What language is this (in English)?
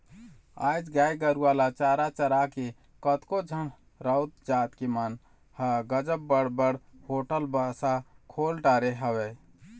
Chhattisgarhi